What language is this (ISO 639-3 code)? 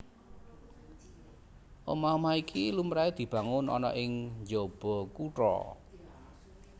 jav